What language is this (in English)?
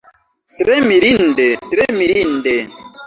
Esperanto